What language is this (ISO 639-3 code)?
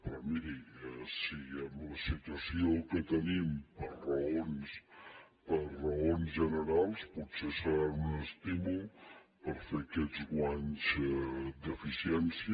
cat